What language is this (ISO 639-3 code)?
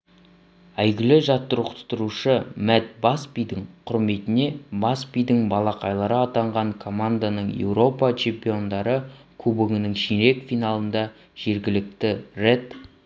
kaz